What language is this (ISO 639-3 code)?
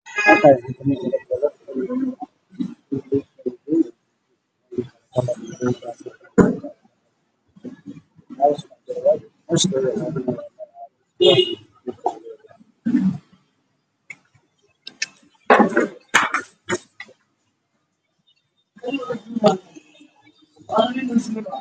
som